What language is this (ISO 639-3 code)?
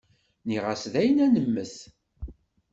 kab